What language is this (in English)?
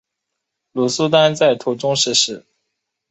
Chinese